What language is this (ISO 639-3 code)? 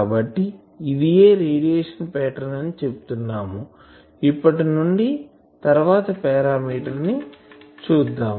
tel